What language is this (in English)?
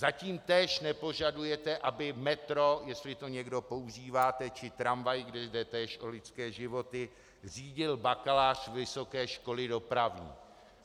Czech